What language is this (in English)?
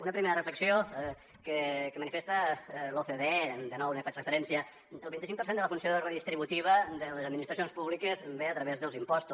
Catalan